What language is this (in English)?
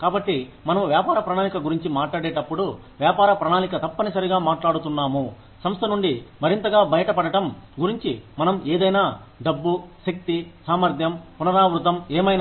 Telugu